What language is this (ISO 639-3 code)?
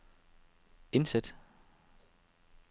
dan